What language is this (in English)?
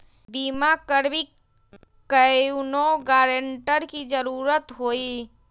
Magahi